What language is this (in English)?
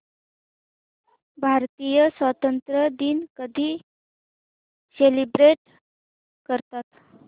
Marathi